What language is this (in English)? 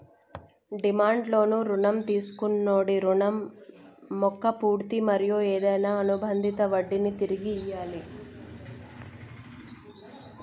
Telugu